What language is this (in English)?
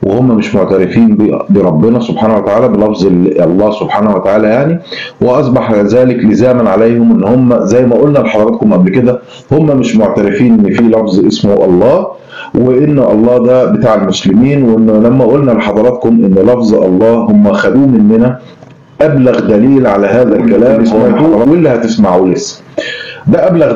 Arabic